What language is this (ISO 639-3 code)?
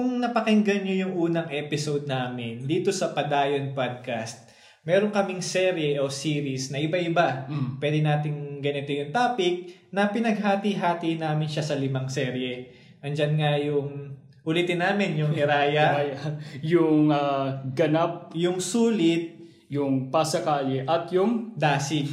fil